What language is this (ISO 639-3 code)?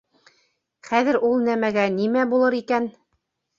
bak